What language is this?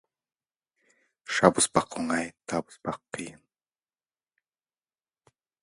Kazakh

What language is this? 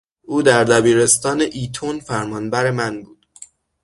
Persian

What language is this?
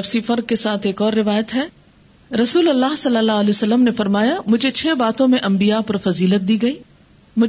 Urdu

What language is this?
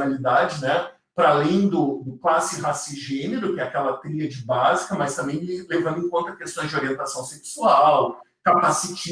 Portuguese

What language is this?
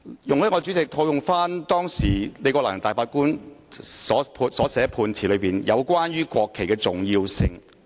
Cantonese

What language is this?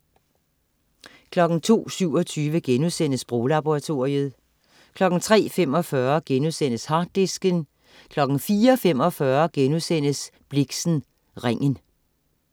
Danish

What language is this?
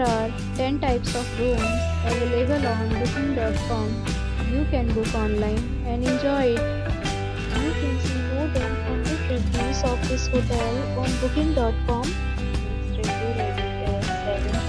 English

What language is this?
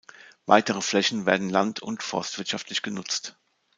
German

